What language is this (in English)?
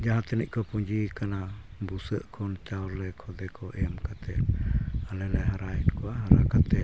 Santali